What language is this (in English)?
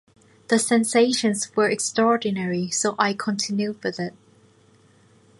English